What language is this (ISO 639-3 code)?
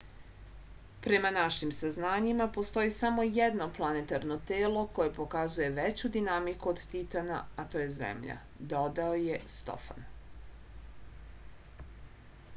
srp